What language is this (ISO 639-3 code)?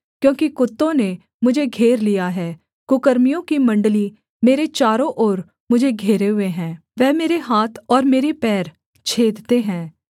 hin